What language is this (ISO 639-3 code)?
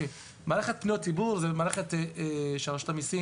heb